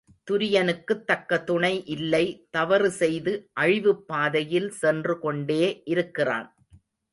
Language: Tamil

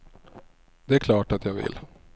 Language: Swedish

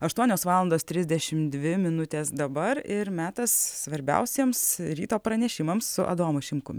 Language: Lithuanian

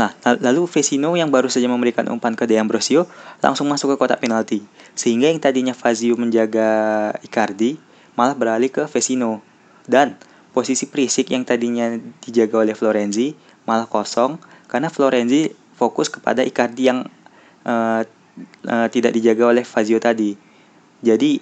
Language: Indonesian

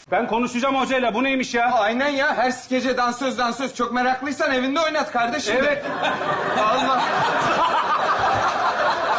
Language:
Turkish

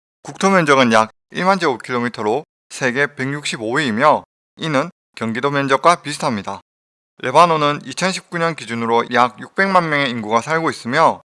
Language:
Korean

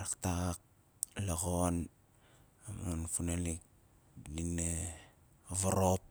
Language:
Nalik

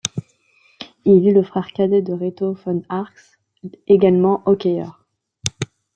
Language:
French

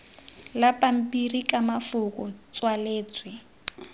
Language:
Tswana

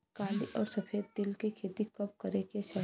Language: Bhojpuri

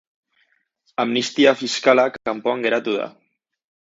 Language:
Basque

